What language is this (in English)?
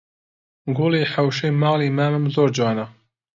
Central Kurdish